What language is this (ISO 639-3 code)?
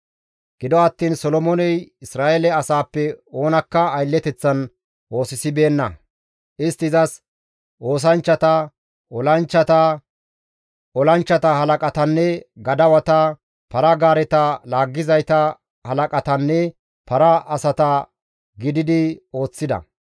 gmv